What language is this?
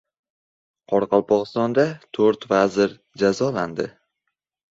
Uzbek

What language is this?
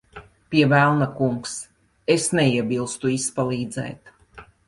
Latvian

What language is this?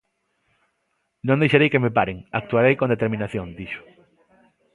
Galician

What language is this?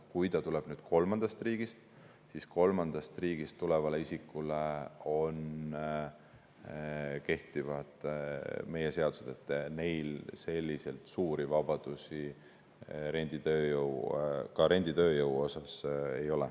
Estonian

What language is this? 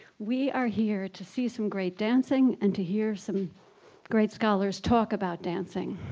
English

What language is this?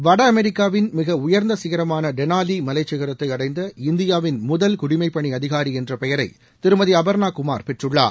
Tamil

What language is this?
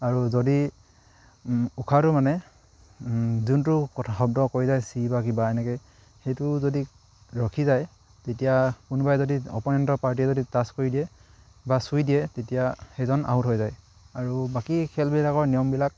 Assamese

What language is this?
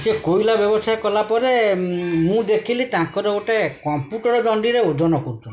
Odia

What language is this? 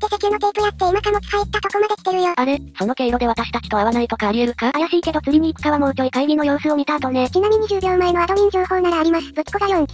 Japanese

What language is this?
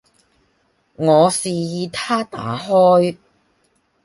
Cantonese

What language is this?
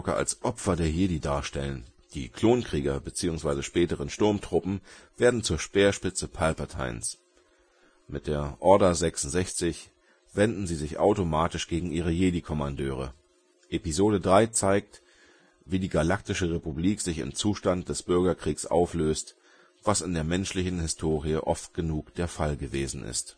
German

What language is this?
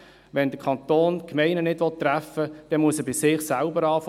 Swiss German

